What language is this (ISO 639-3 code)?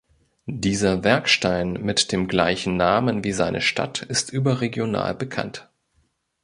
deu